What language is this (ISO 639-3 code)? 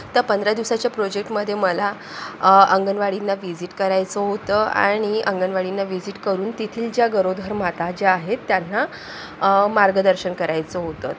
mar